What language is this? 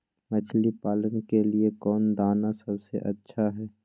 Magahi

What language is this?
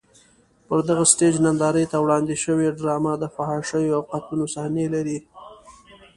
Pashto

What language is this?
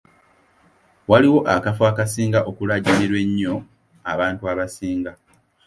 Ganda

